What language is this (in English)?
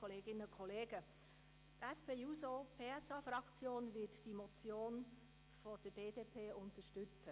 Swiss German